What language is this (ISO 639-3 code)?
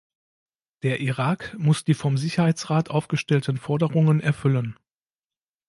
deu